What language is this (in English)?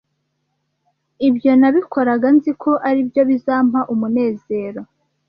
Kinyarwanda